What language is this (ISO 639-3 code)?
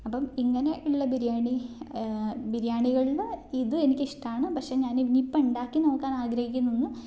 mal